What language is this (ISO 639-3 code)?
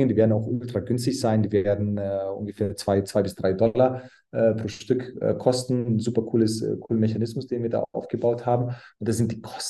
deu